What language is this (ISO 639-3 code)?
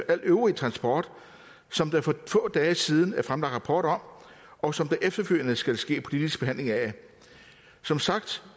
dan